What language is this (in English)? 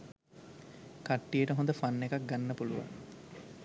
Sinhala